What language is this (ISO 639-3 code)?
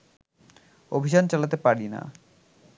ben